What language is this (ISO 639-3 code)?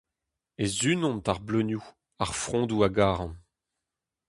bre